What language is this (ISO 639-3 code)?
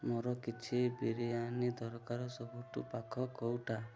ori